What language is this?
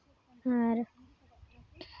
Santali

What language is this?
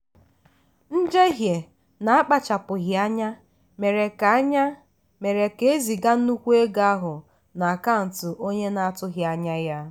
Igbo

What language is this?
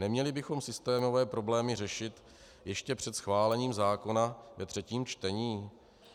Czech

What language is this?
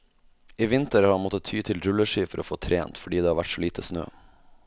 Norwegian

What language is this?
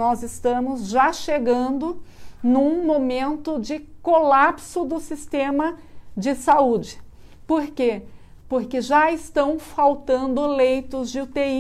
Portuguese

